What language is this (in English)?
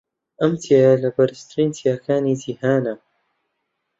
Central Kurdish